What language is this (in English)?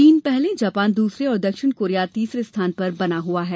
Hindi